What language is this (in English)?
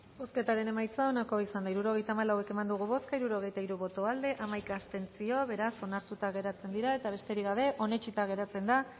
Basque